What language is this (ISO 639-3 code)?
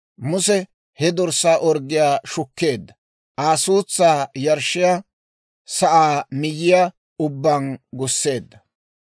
dwr